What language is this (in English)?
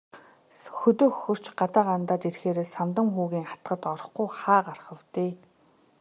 Mongolian